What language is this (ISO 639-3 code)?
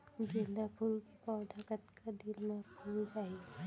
hne